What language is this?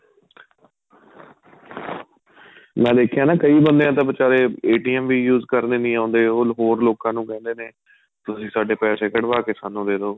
Punjabi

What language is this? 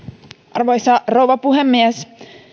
Finnish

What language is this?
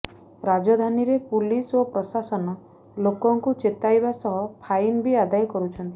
Odia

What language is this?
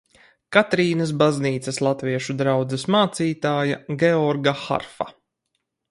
Latvian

